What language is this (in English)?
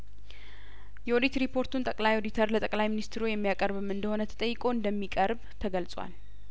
Amharic